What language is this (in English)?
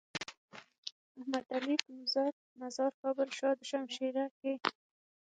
Pashto